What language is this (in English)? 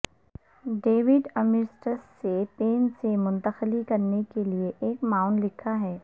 Urdu